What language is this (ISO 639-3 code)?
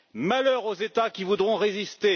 fra